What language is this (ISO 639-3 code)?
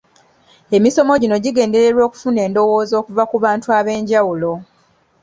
lug